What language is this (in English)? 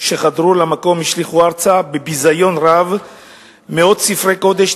Hebrew